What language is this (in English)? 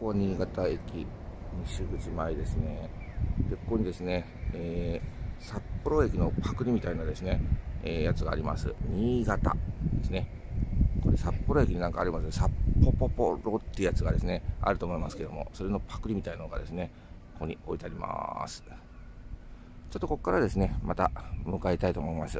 Japanese